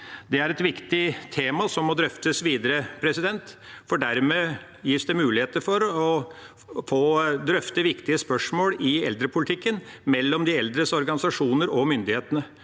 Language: Norwegian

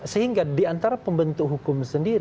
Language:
Indonesian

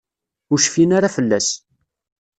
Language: Kabyle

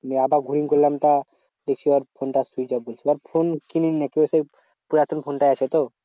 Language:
Bangla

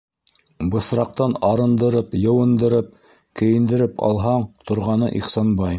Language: Bashkir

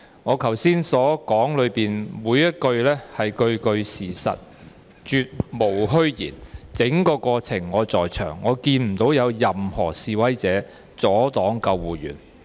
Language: Cantonese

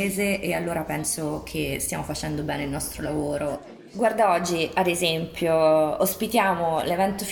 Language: Italian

